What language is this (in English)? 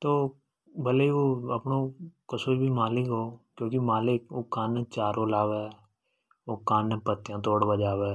Hadothi